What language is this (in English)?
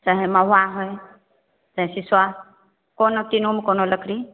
Maithili